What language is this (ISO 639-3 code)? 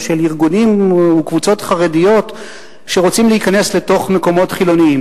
heb